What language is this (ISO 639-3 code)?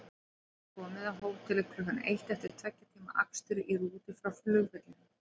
isl